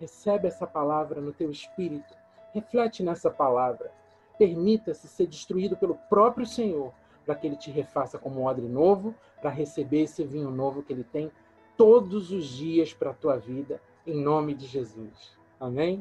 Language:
Portuguese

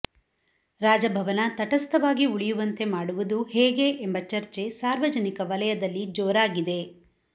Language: Kannada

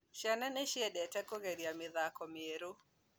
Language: Kikuyu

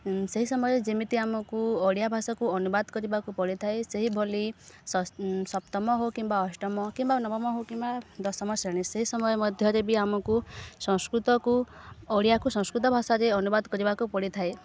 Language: Odia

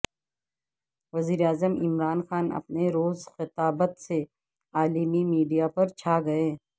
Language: Urdu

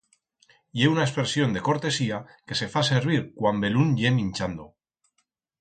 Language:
Aragonese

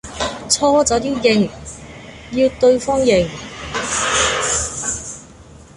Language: Cantonese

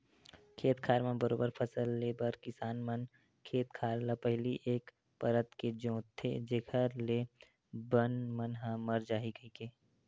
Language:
Chhattisgarhi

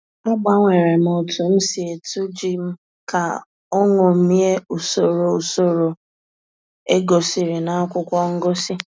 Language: Igbo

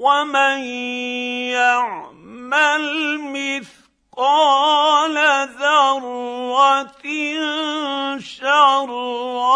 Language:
Arabic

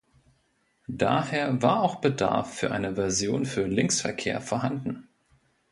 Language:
German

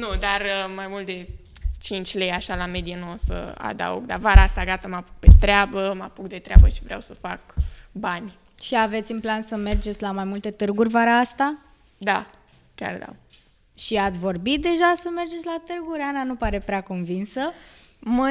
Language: Romanian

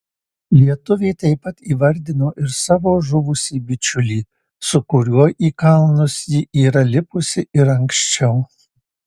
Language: Lithuanian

